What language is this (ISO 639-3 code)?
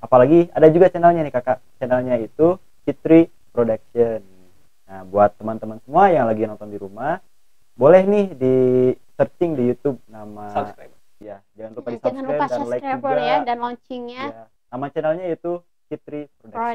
ind